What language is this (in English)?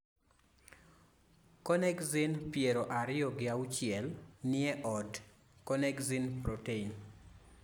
Luo (Kenya and Tanzania)